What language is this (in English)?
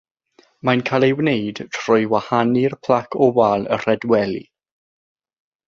Welsh